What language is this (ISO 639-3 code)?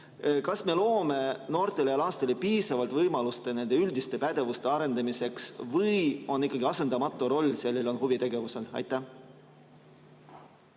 est